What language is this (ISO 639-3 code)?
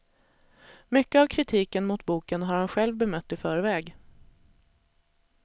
swe